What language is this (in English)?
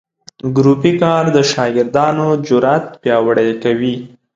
Pashto